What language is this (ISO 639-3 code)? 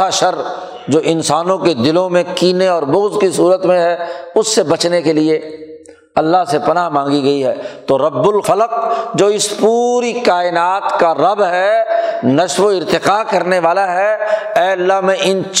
urd